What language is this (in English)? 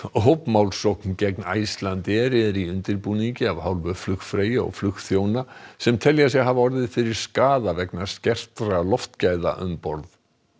Icelandic